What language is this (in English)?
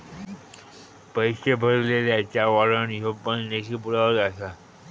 Marathi